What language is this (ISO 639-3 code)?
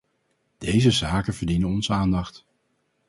nld